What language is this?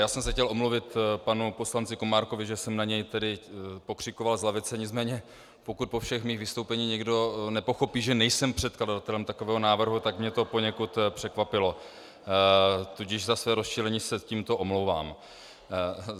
Czech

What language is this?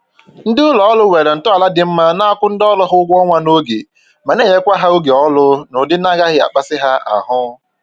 Igbo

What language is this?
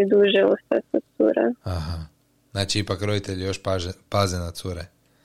Croatian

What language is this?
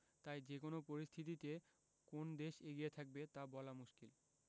Bangla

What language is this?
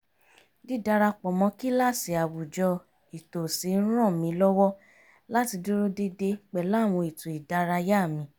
Yoruba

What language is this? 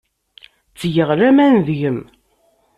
Kabyle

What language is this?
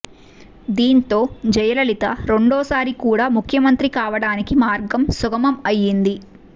Telugu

